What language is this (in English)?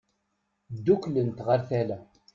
Kabyle